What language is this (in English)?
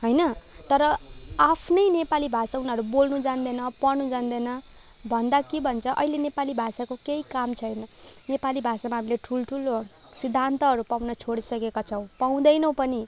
Nepali